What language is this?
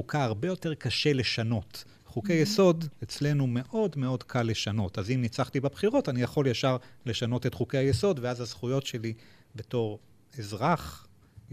Hebrew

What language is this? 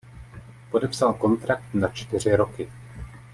Czech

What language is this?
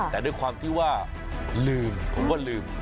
Thai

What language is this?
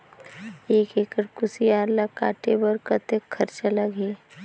Chhattisgarhi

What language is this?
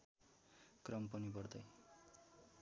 Nepali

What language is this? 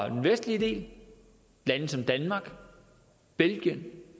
Danish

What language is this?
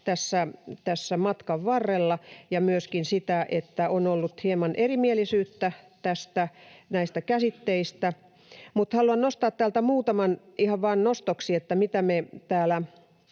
Finnish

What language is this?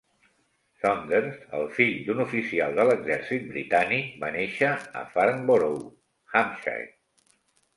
Catalan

